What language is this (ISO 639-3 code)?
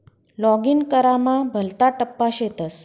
mar